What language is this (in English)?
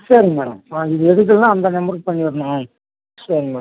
Tamil